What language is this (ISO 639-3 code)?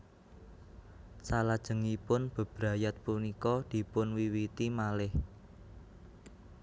jav